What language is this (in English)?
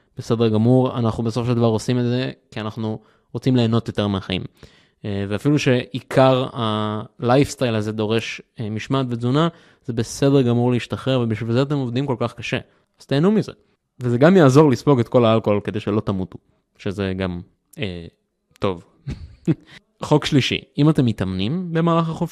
Hebrew